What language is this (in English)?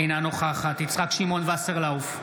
Hebrew